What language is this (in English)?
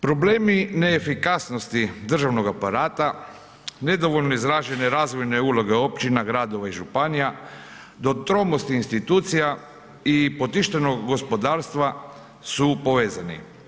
Croatian